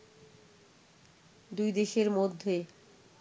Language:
Bangla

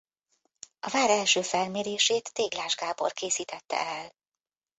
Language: Hungarian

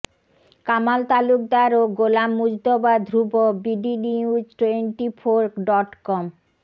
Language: Bangla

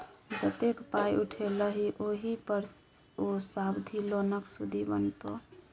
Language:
Maithili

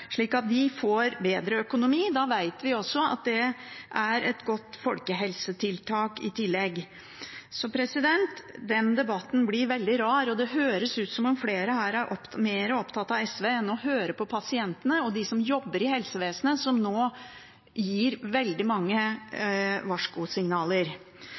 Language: Norwegian Bokmål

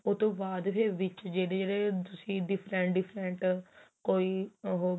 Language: Punjabi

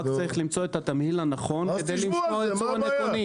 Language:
Hebrew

